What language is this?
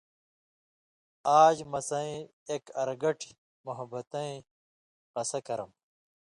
Indus Kohistani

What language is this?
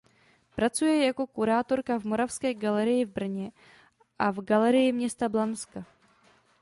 Czech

